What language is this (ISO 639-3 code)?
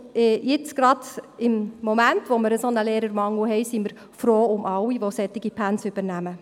gsw